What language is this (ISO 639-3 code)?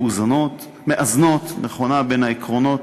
heb